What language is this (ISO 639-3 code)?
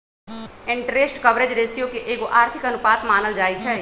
mag